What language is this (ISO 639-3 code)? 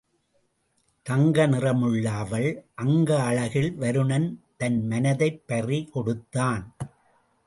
tam